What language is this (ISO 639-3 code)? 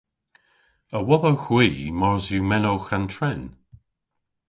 cor